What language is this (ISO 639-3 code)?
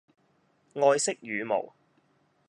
yue